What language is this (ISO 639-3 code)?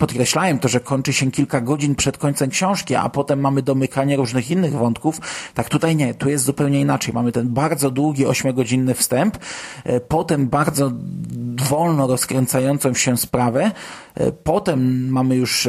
pol